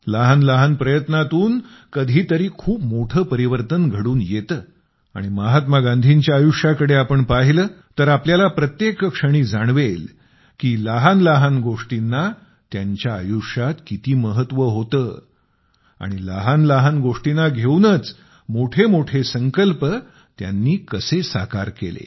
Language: Marathi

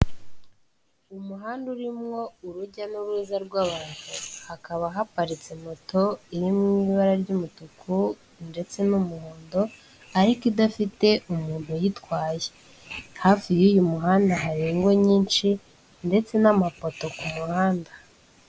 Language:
Kinyarwanda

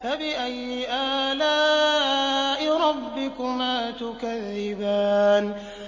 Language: Arabic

